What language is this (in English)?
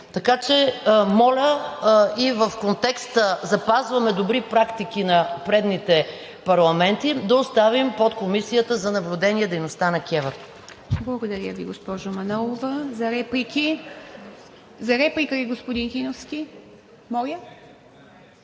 Bulgarian